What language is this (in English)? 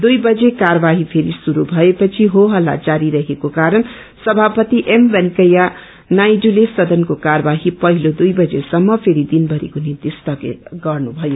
Nepali